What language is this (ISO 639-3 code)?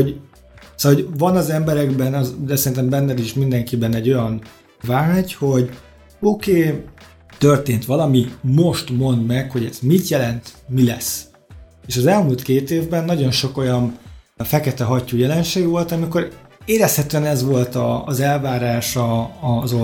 hun